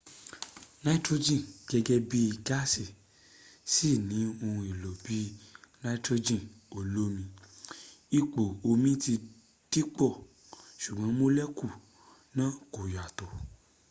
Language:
Yoruba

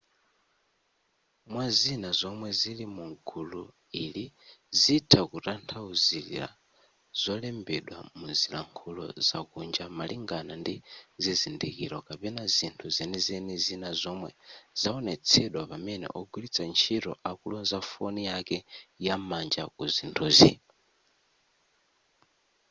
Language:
Nyanja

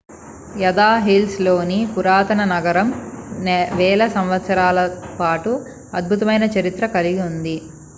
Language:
Telugu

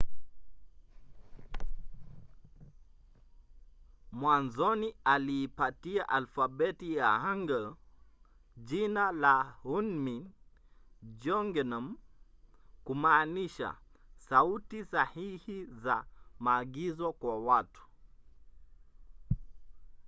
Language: Swahili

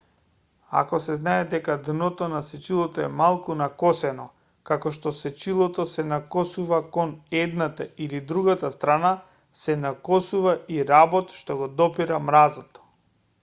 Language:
Macedonian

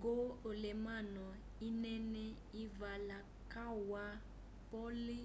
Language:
Umbundu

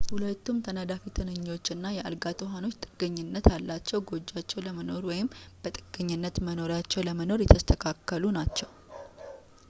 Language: Amharic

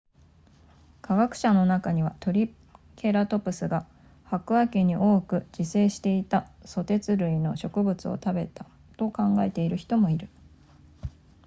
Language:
Japanese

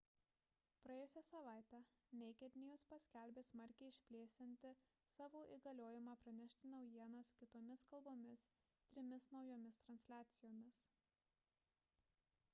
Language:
Lithuanian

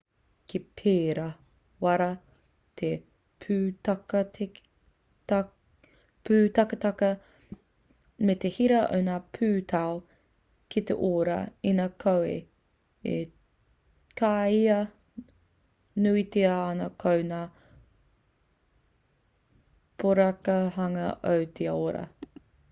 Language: Māori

